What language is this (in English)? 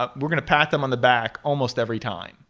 English